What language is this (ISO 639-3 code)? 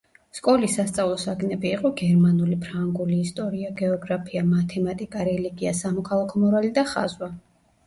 kat